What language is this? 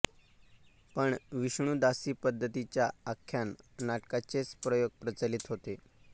Marathi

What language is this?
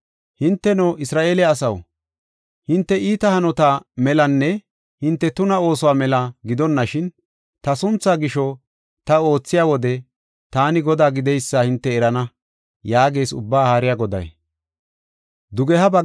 Gofa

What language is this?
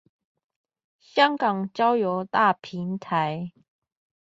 Chinese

